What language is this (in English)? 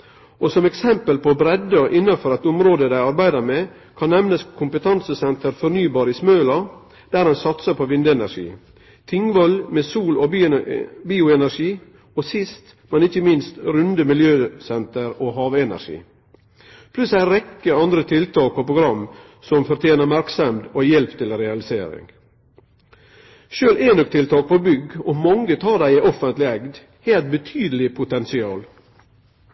Norwegian Nynorsk